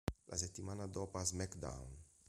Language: Italian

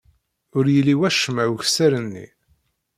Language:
Kabyle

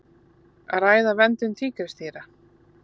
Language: Icelandic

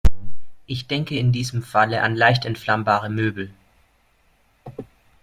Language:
German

